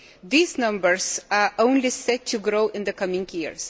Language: English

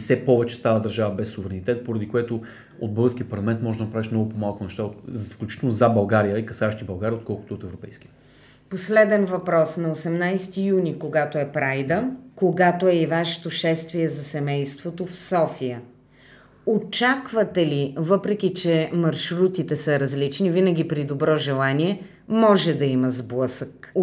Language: Bulgarian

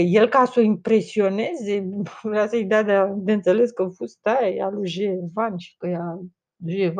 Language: Romanian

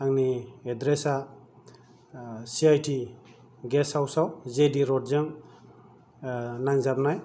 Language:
Bodo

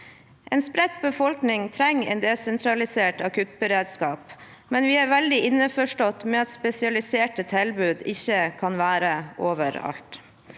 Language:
Norwegian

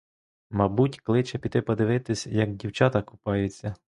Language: Ukrainian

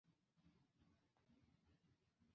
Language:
Chinese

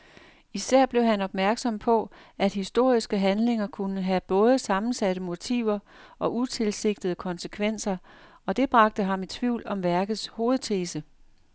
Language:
Danish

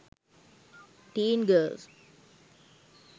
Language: Sinhala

